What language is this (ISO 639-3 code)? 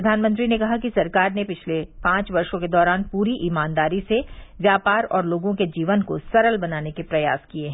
hin